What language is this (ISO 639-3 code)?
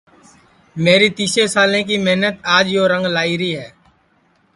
ssi